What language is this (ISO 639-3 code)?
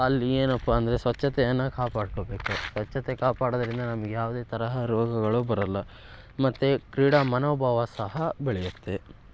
kan